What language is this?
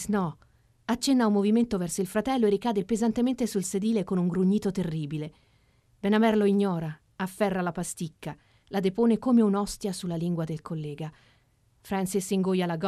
Italian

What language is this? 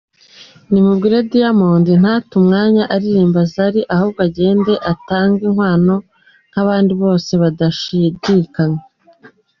Kinyarwanda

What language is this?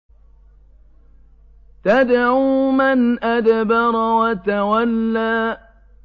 Arabic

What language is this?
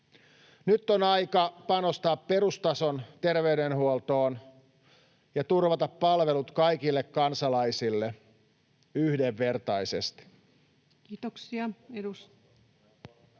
Finnish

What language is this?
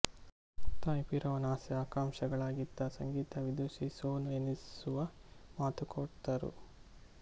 Kannada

